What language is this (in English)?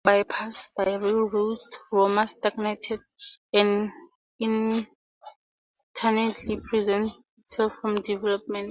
English